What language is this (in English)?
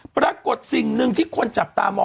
Thai